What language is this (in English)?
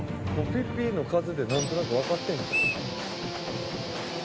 Japanese